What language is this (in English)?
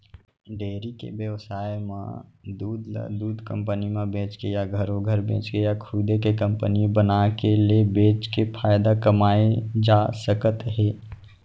Chhattisgarhi